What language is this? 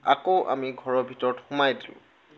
Assamese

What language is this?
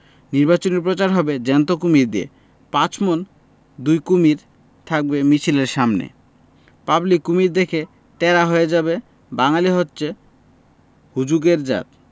Bangla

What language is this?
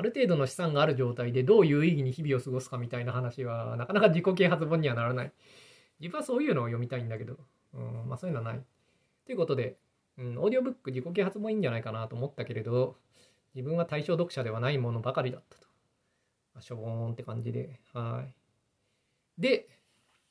Japanese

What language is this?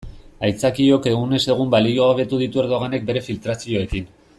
Basque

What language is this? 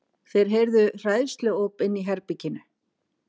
Icelandic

